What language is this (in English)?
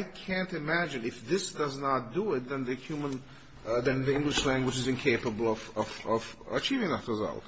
English